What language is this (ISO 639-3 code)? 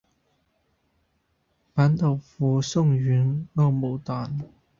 yue